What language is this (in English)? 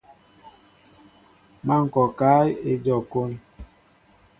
Mbo (Cameroon)